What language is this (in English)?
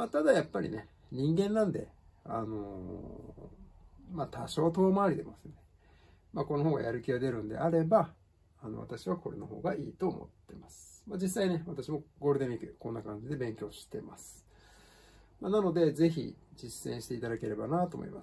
Japanese